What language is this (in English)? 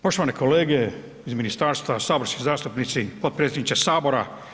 Croatian